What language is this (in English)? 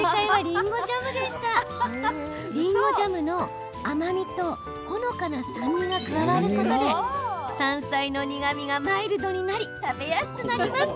Japanese